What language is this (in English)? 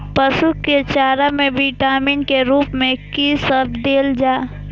Maithili